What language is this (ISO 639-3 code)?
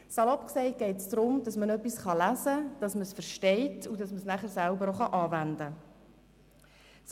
gsw